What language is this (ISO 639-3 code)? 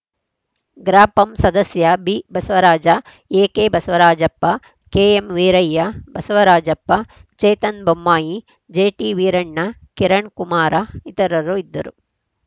kan